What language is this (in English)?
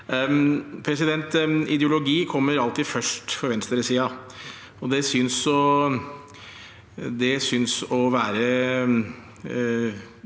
Norwegian